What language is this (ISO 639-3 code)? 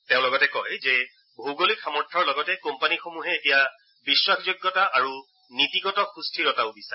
asm